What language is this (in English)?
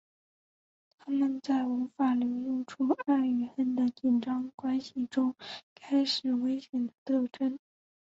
Chinese